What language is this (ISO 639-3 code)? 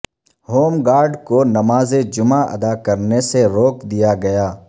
urd